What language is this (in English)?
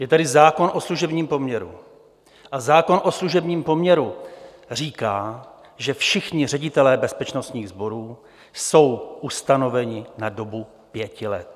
Czech